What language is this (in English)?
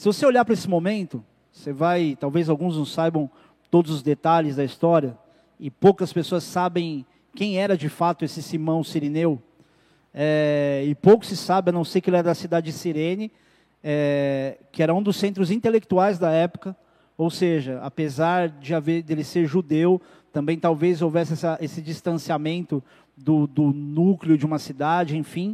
Portuguese